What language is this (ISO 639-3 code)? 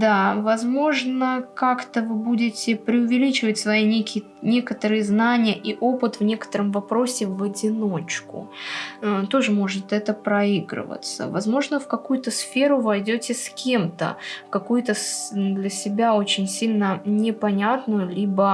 rus